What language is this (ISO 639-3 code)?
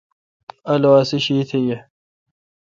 xka